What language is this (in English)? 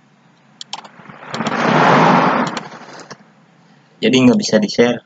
Indonesian